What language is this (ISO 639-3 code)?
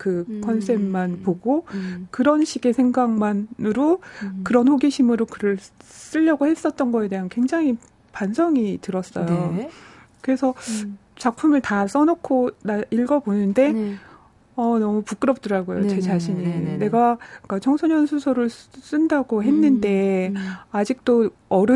kor